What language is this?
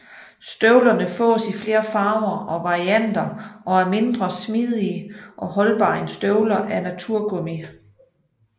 Danish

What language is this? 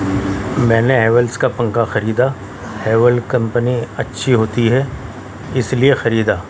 Urdu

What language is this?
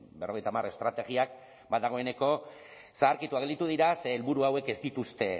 Basque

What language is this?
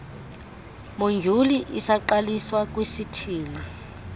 Xhosa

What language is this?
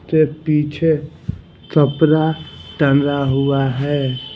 Hindi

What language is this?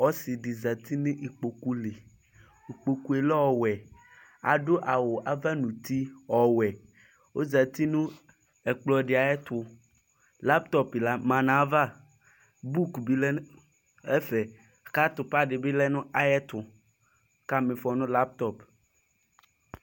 Ikposo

